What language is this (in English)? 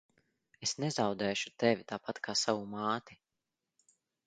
Latvian